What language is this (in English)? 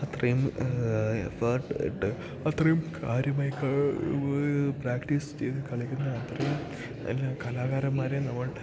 Malayalam